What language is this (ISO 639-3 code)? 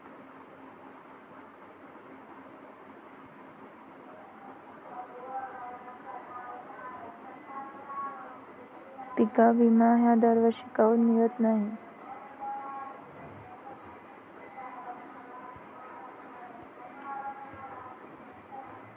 mar